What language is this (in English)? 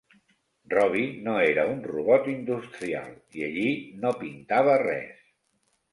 Catalan